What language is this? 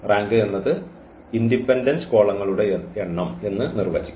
Malayalam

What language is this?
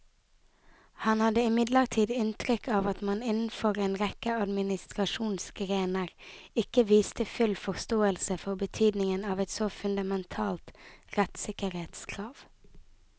Norwegian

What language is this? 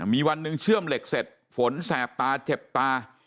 Thai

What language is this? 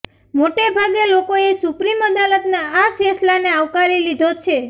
Gujarati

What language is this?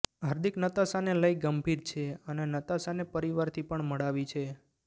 Gujarati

